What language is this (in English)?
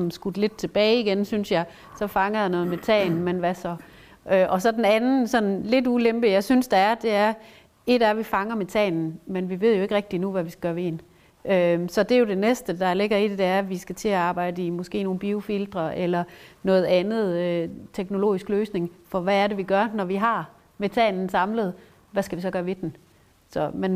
Danish